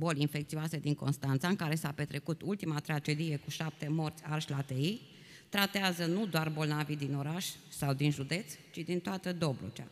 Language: Romanian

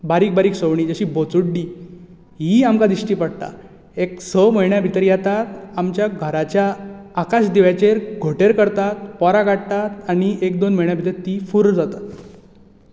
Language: Konkani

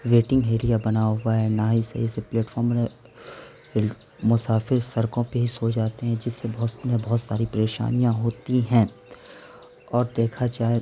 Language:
Urdu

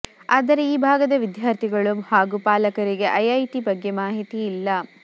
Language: Kannada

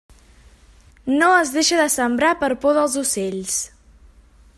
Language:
Catalan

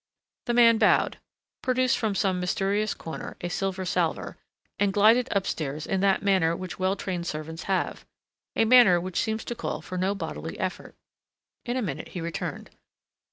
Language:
English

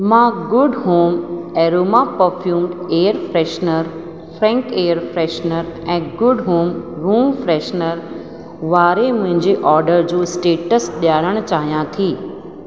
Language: Sindhi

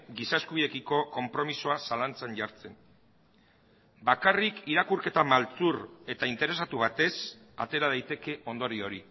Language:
Basque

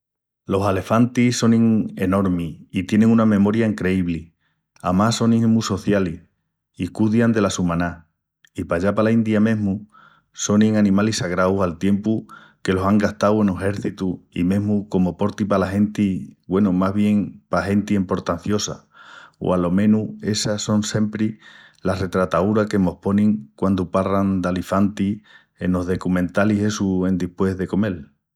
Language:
Extremaduran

